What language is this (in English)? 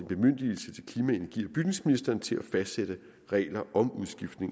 Danish